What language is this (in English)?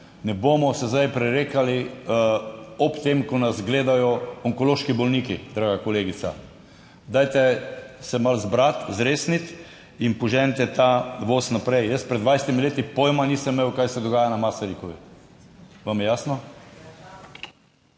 Slovenian